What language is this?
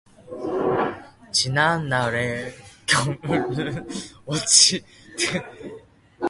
Korean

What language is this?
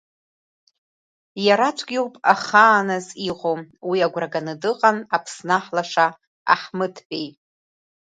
Abkhazian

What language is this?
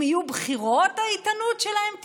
Hebrew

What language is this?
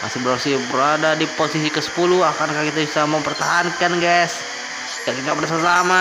Indonesian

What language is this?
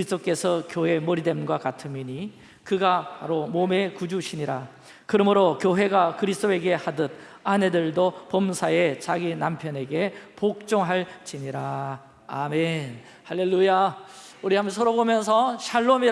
Korean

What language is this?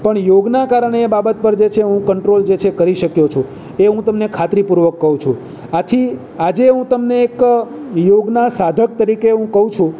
Gujarati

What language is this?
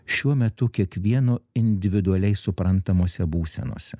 Lithuanian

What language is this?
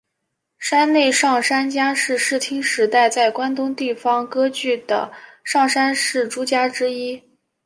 Chinese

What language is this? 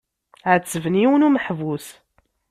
Kabyle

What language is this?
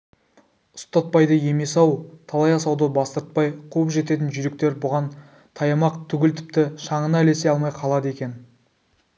Kazakh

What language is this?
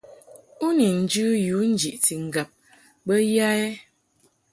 Mungaka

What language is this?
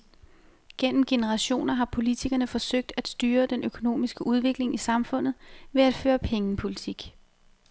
Danish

